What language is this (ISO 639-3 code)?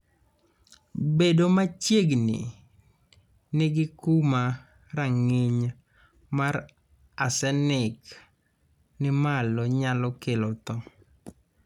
luo